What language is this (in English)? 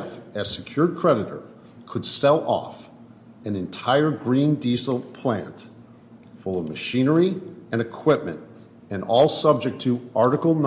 English